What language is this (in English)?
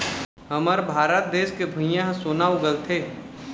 Chhattisgarhi